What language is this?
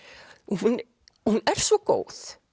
Icelandic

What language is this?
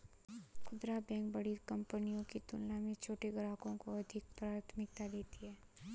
Hindi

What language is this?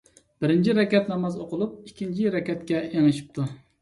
Uyghur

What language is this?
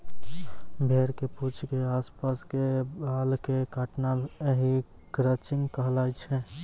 Maithili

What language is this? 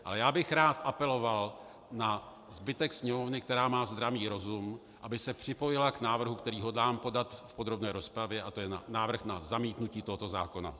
Czech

